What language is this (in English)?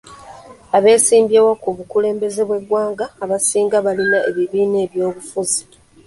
Ganda